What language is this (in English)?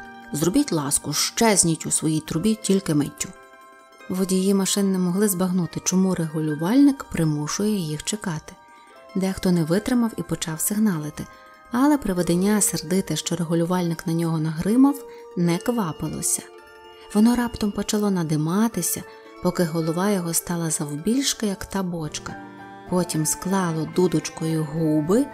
Ukrainian